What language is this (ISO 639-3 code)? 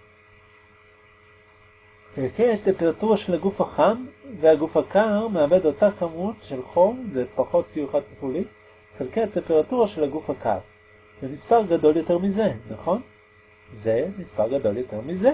heb